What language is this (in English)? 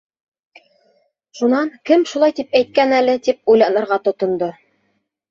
Bashkir